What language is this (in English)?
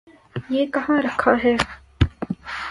Urdu